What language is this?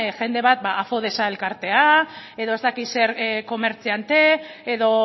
Basque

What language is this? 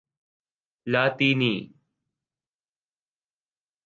Urdu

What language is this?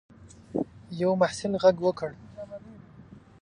Pashto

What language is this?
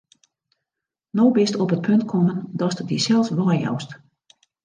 Western Frisian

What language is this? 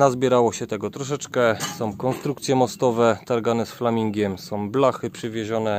Polish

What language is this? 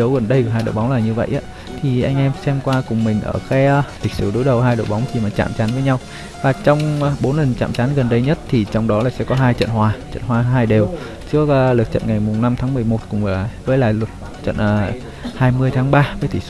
Vietnamese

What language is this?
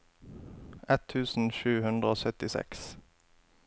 Norwegian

